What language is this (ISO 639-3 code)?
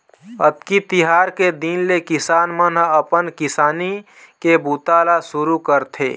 hne